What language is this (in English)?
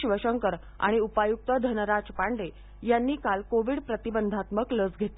Marathi